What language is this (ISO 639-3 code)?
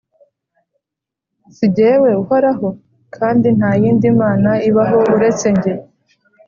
kin